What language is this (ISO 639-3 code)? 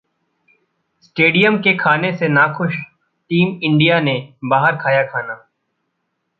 hin